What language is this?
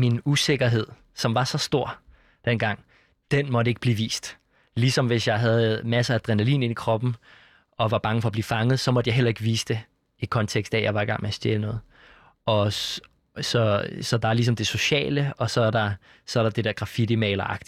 Danish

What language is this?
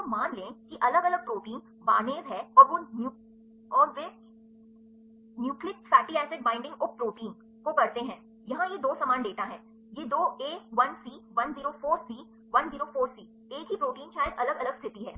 Hindi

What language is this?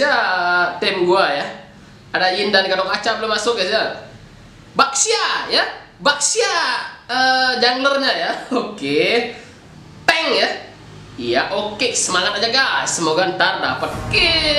Indonesian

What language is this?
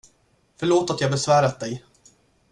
Swedish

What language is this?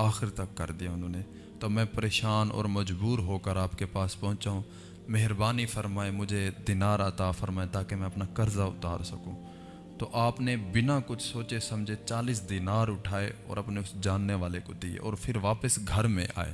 Urdu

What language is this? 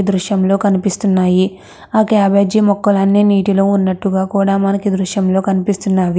Telugu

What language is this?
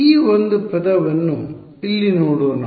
Kannada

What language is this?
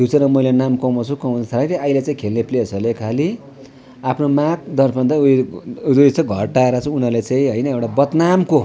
Nepali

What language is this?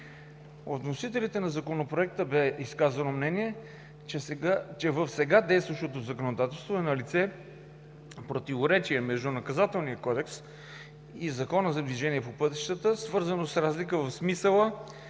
Bulgarian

